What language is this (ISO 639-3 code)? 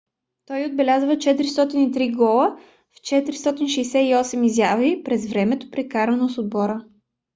bul